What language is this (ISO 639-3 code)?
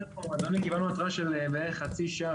heb